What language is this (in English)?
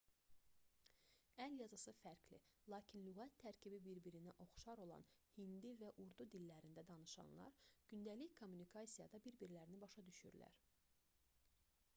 Azerbaijani